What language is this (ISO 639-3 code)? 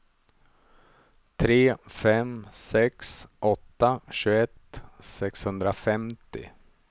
swe